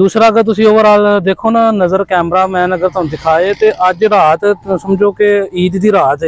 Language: Punjabi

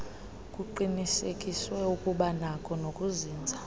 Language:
Xhosa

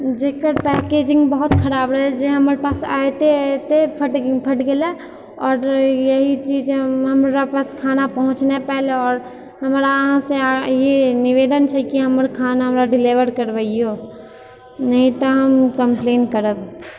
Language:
Maithili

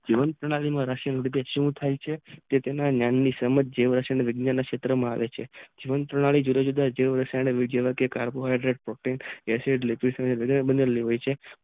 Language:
Gujarati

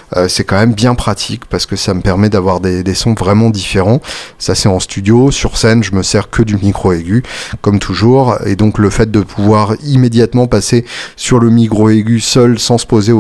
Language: French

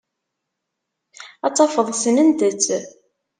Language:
Kabyle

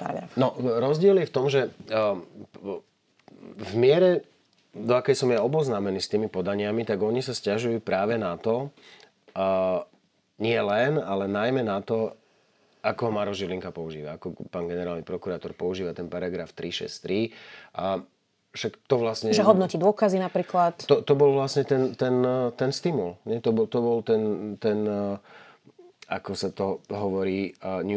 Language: Slovak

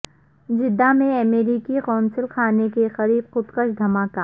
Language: Urdu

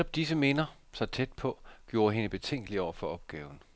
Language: Danish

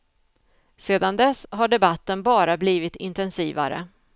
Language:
Swedish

